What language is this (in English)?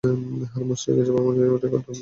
Bangla